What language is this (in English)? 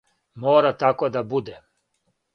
Serbian